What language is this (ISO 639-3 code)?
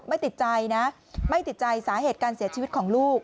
tha